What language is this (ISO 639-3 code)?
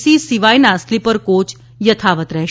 guj